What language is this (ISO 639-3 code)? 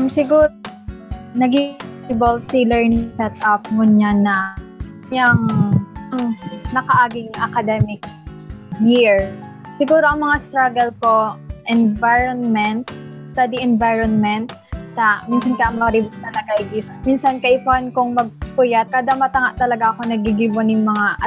fil